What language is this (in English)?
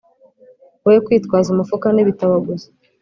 Kinyarwanda